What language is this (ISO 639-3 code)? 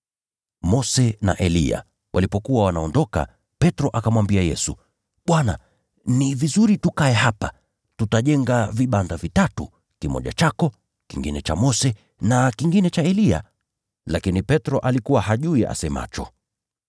swa